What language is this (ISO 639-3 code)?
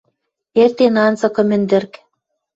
mrj